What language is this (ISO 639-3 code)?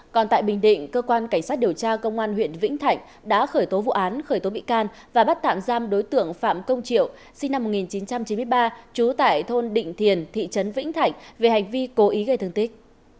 vie